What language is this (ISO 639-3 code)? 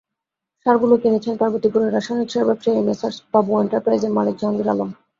ben